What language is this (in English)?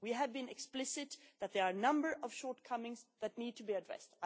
English